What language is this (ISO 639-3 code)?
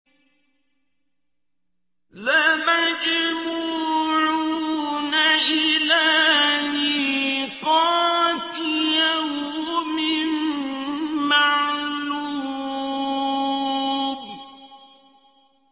ara